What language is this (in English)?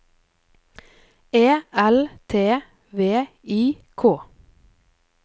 Norwegian